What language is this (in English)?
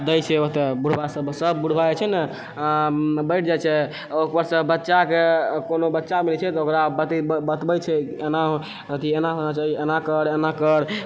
Maithili